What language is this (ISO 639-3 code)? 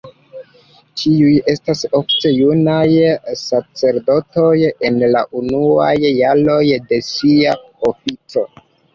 epo